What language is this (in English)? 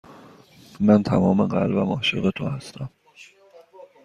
Persian